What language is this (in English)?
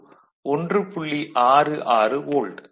Tamil